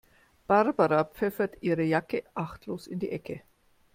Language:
German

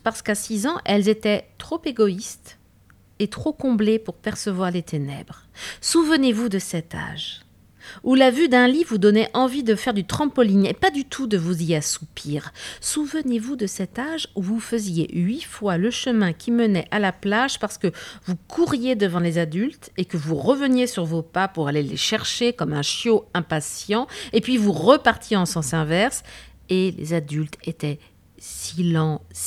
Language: French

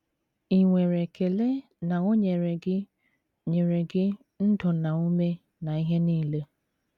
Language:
Igbo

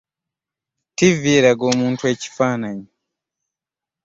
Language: Ganda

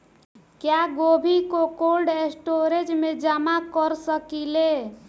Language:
Bhojpuri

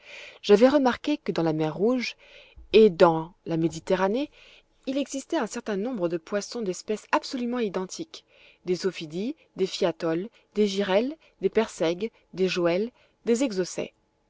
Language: French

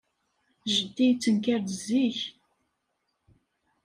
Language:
Kabyle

